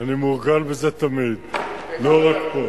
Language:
Hebrew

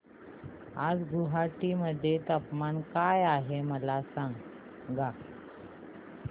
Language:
Marathi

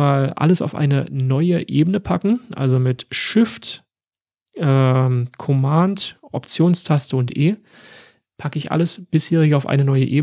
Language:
German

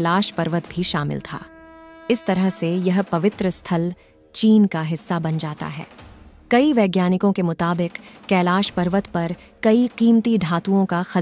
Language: Hindi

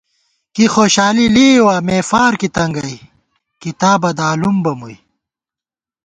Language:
Gawar-Bati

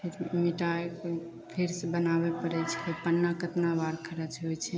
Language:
Maithili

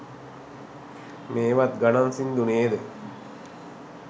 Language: Sinhala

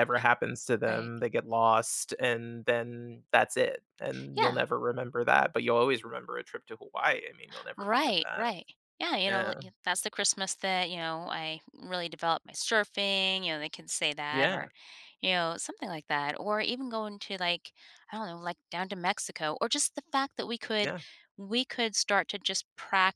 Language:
English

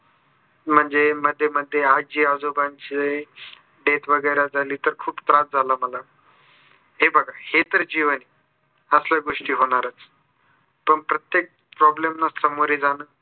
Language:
Marathi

